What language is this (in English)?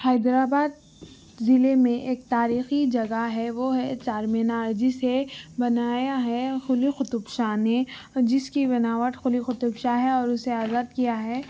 Urdu